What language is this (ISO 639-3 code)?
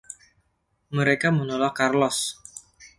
ind